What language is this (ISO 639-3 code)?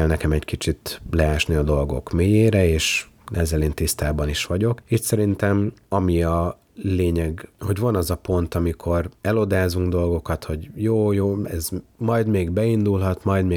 hun